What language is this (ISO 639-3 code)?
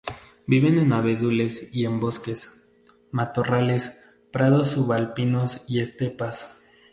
spa